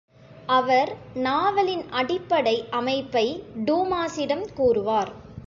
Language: Tamil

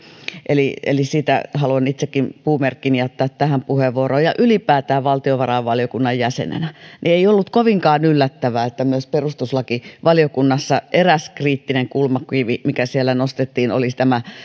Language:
Finnish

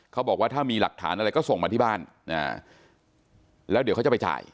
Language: Thai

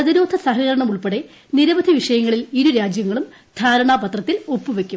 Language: Malayalam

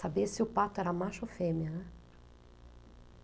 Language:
Portuguese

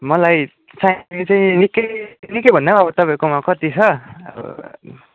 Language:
Nepali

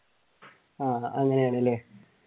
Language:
Malayalam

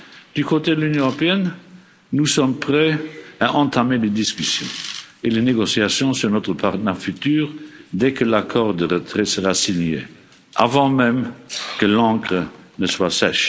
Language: French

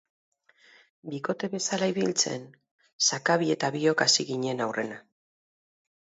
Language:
Basque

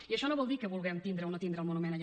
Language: Catalan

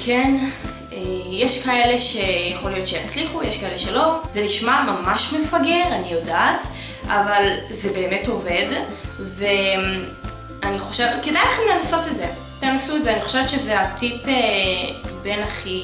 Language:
Hebrew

